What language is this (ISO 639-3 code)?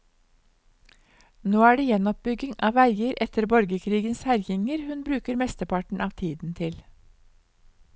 nor